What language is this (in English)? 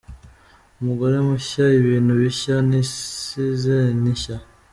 Kinyarwanda